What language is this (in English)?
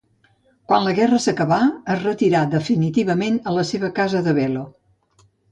Catalan